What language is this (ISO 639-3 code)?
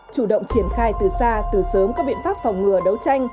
vie